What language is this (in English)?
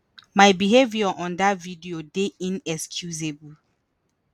Nigerian Pidgin